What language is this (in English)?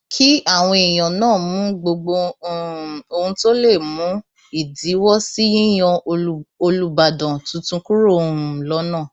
Yoruba